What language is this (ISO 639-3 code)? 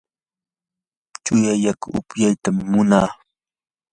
qur